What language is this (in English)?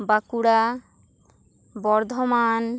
Santali